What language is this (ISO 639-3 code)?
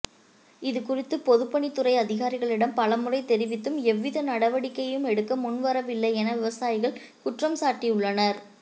tam